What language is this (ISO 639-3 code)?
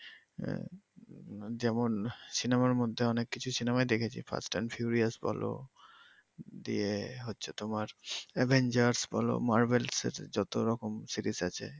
ben